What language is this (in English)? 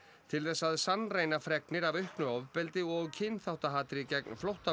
Icelandic